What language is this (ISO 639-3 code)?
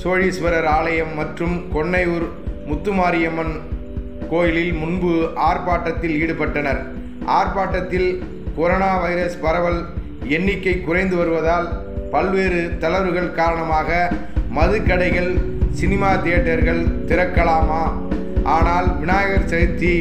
hin